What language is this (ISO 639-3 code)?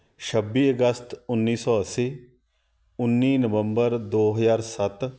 pan